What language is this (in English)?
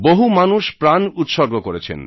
Bangla